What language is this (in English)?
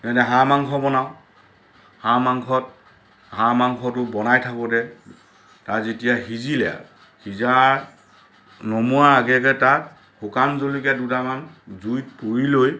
Assamese